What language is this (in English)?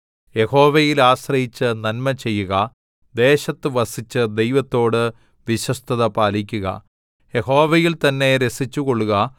Malayalam